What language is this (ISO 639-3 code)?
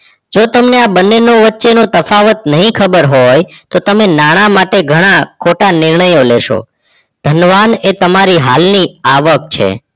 guj